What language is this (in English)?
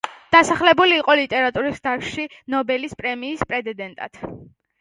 Georgian